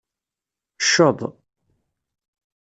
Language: Kabyle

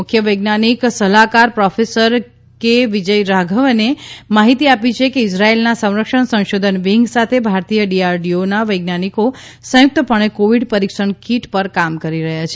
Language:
Gujarati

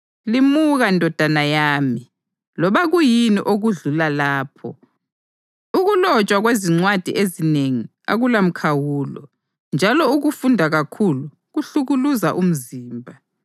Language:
North Ndebele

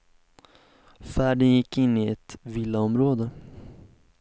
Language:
Swedish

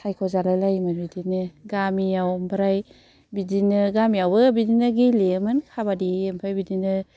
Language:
Bodo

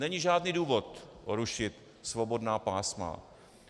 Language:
Czech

